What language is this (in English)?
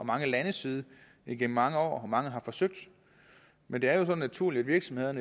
Danish